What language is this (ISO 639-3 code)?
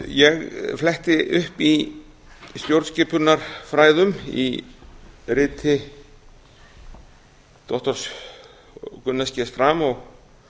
isl